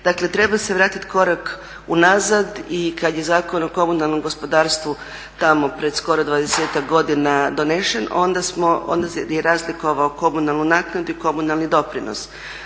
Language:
Croatian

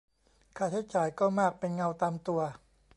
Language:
Thai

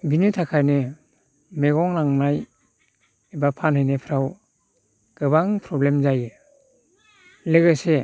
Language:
Bodo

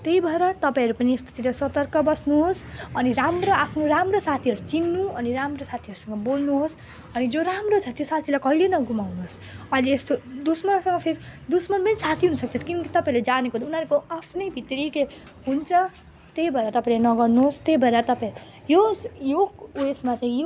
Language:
Nepali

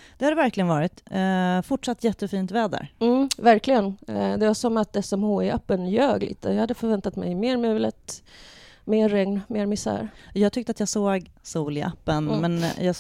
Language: Swedish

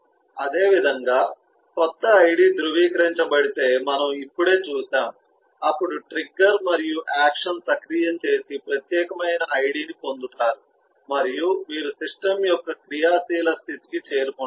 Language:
Telugu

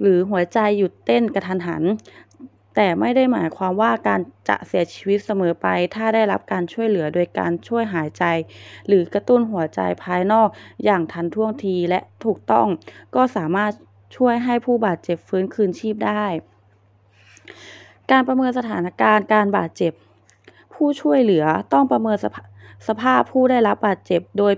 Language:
Thai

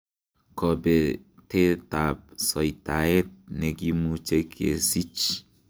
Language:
Kalenjin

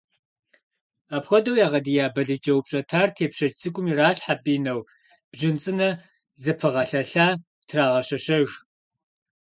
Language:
Kabardian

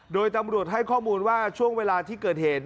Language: Thai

